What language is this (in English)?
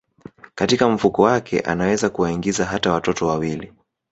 Swahili